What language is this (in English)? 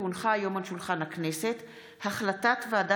Hebrew